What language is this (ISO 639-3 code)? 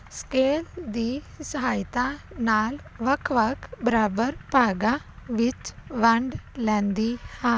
pan